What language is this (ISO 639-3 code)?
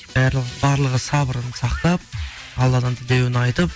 kaz